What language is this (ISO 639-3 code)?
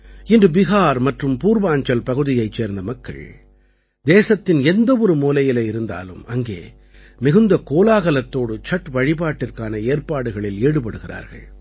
tam